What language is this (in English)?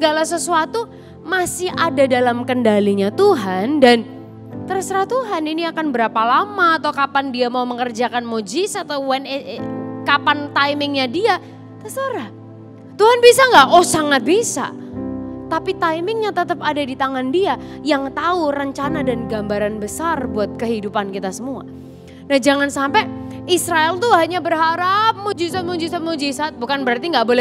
Indonesian